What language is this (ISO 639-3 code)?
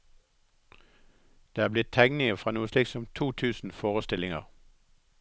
nor